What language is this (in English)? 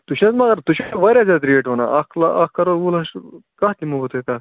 Kashmiri